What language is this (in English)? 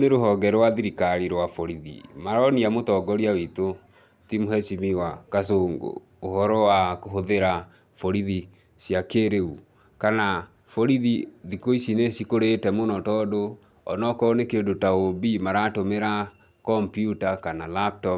Kikuyu